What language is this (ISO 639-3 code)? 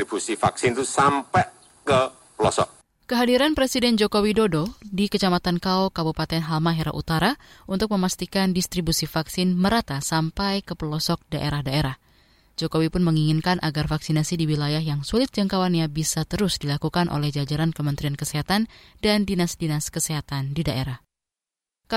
ind